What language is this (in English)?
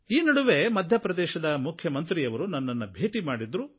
Kannada